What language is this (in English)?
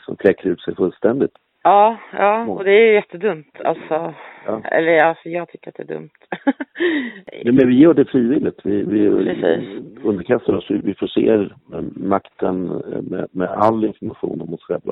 Swedish